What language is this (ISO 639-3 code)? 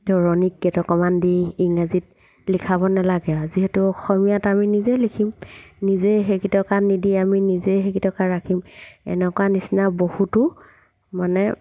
asm